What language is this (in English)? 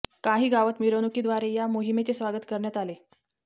Marathi